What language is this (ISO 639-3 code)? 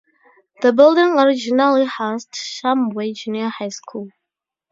eng